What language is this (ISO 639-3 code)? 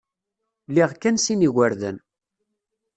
kab